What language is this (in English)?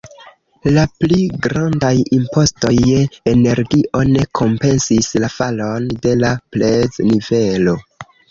Esperanto